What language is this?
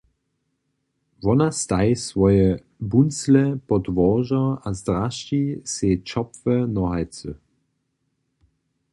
Upper Sorbian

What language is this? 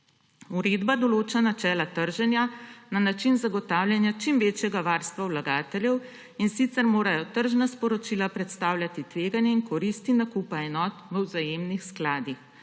Slovenian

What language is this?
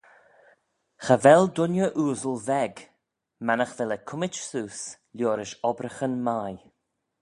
Manx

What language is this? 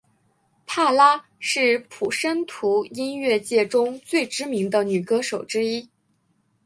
Chinese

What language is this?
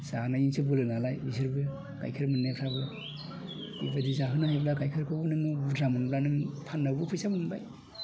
Bodo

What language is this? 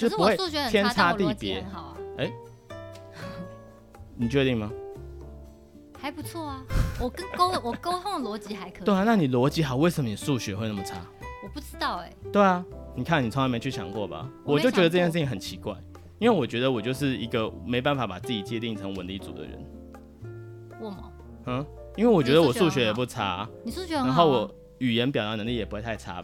Chinese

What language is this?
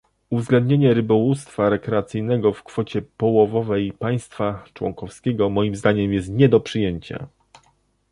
Polish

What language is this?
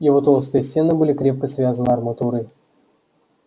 Russian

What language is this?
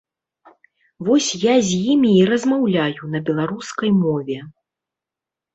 Belarusian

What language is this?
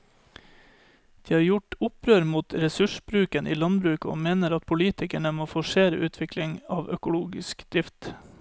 Norwegian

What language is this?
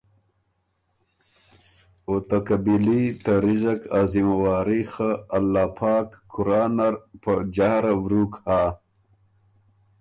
Ormuri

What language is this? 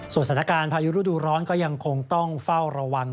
Thai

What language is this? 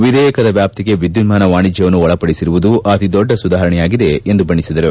Kannada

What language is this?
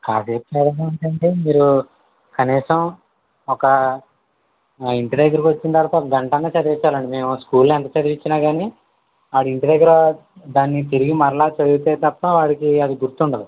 Telugu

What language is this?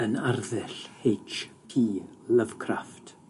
Welsh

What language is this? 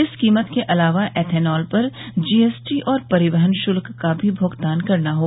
Hindi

